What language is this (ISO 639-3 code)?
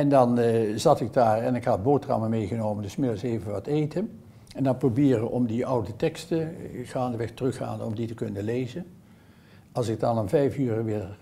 nld